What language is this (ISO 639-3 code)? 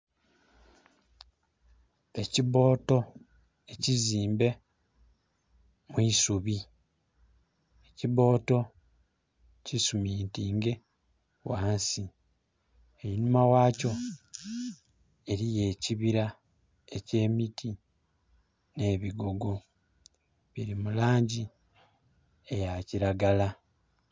xog